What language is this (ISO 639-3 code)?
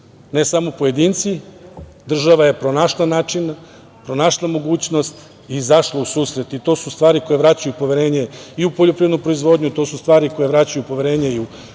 srp